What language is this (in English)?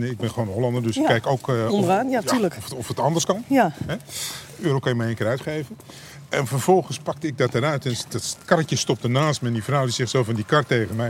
Dutch